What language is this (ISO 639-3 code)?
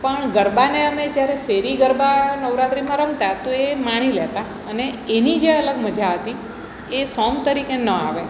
guj